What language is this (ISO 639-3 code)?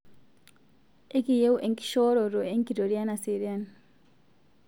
mas